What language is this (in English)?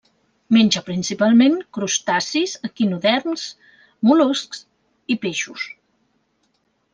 Catalan